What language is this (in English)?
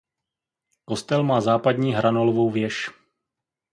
Czech